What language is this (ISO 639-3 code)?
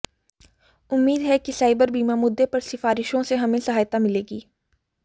hin